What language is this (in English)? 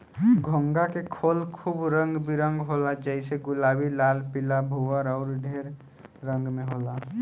Bhojpuri